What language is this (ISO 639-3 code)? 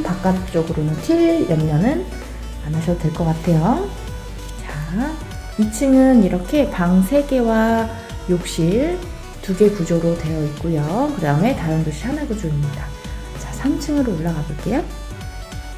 kor